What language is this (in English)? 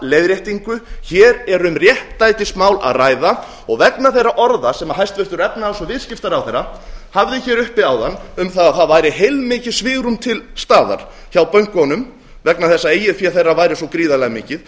Icelandic